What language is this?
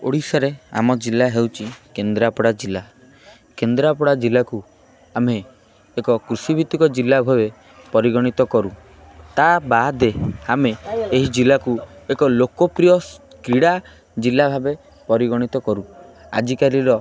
Odia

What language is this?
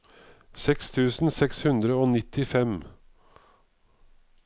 Norwegian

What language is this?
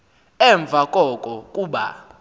Xhosa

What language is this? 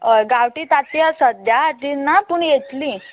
Konkani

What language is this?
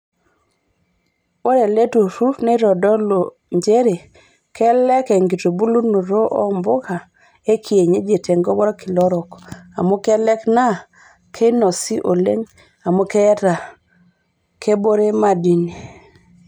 Masai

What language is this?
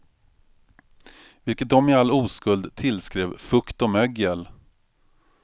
Swedish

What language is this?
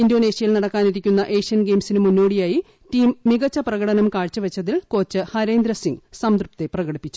Malayalam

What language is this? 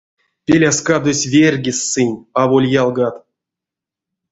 Erzya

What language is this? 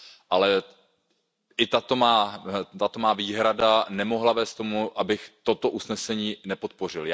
Czech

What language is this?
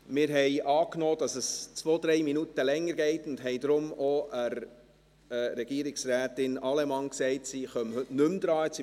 Swiss German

